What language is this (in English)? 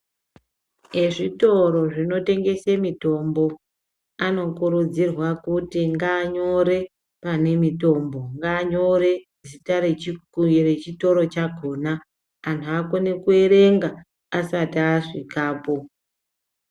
Ndau